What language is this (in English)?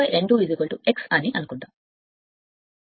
Telugu